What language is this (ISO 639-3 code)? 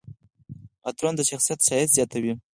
pus